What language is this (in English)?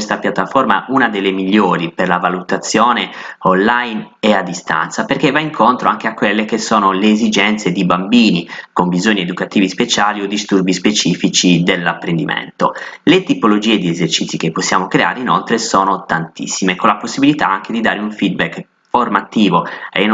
Italian